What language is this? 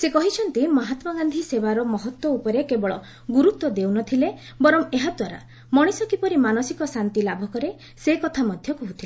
Odia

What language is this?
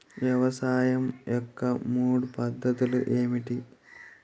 Telugu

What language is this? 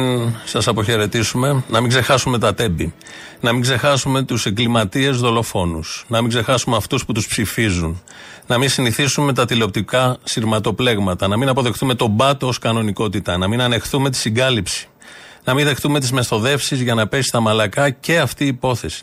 Greek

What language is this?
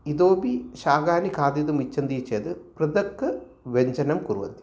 Sanskrit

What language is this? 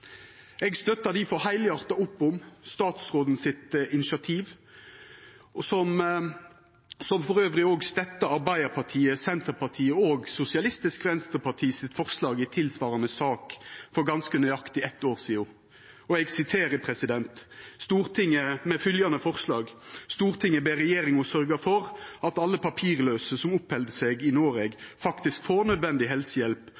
Norwegian Nynorsk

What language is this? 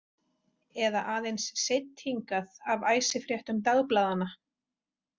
Icelandic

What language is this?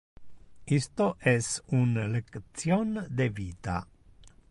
Interlingua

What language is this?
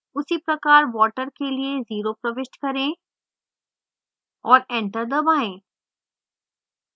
Hindi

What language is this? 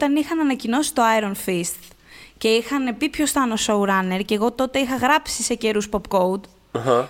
Greek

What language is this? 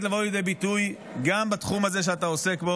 Hebrew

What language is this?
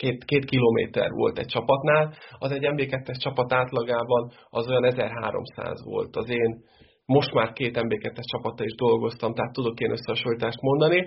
Hungarian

